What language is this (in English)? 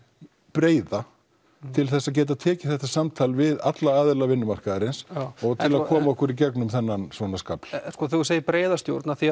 Icelandic